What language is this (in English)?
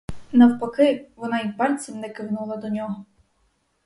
Ukrainian